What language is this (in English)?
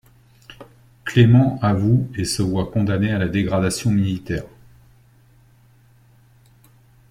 French